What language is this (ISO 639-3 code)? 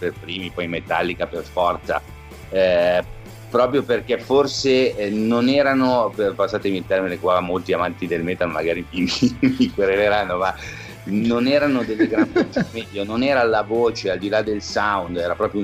ita